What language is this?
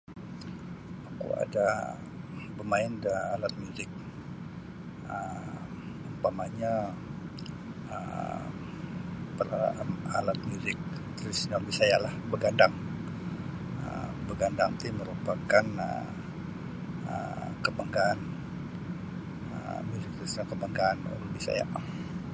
Sabah Bisaya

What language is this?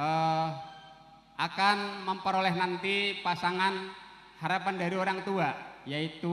Indonesian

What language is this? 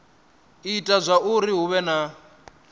Venda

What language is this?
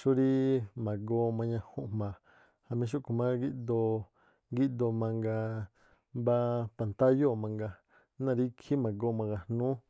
Tlacoapa Me'phaa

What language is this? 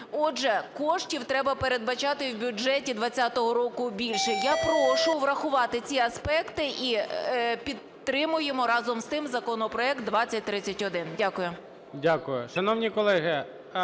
Ukrainian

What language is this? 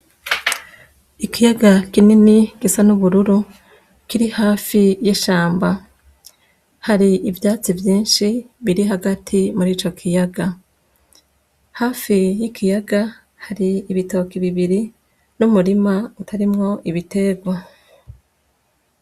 Rundi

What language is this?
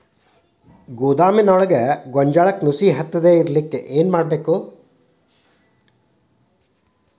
Kannada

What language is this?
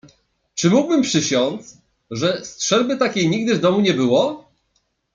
Polish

